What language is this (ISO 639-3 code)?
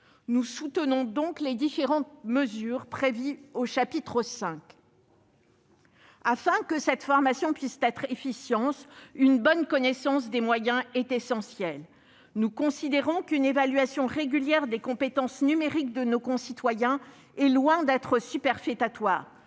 fra